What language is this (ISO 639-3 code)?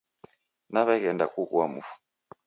dav